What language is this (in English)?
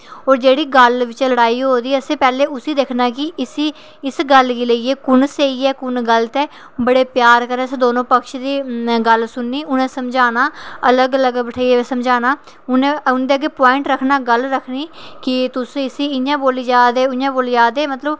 Dogri